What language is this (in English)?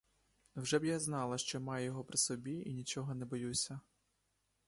Ukrainian